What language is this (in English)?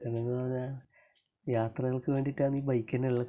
Malayalam